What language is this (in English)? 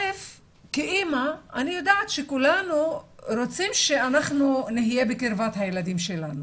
Hebrew